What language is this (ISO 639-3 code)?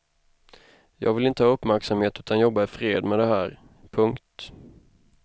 swe